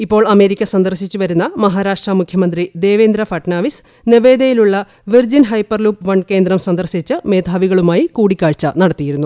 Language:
Malayalam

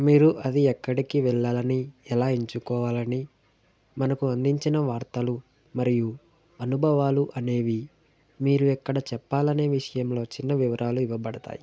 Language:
Telugu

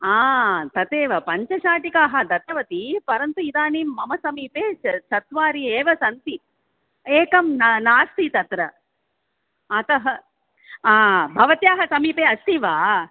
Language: Sanskrit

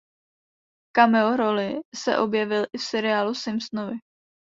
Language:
Czech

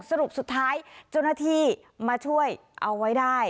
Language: Thai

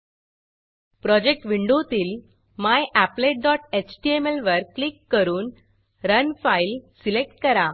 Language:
Marathi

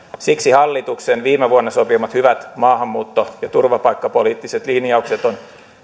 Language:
Finnish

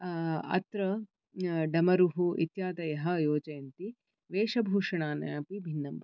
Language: Sanskrit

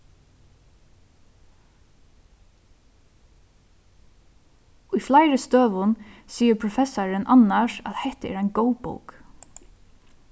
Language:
Faroese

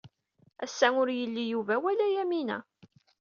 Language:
Kabyle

